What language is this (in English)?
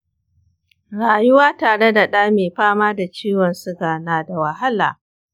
Hausa